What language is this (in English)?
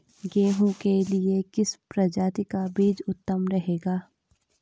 Hindi